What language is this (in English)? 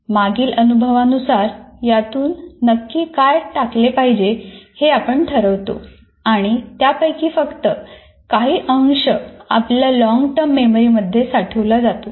Marathi